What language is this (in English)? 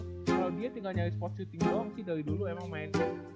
Indonesian